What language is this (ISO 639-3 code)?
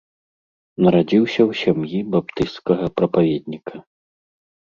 bel